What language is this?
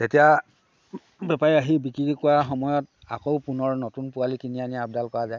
Assamese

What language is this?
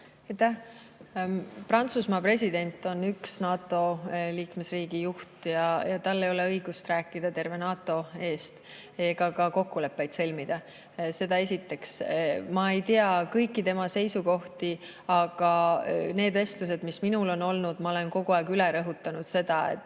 Estonian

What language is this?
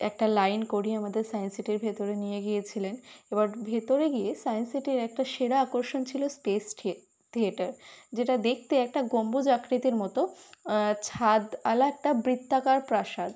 Bangla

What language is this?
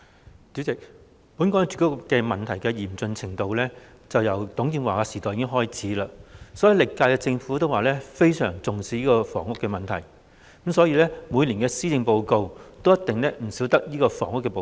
Cantonese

